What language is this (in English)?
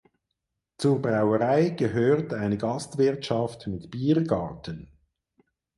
German